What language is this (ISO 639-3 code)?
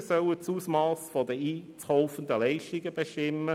gsw